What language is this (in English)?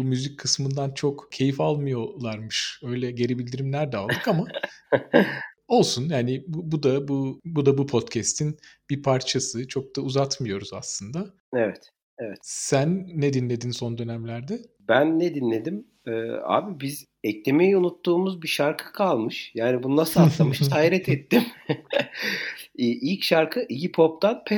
Turkish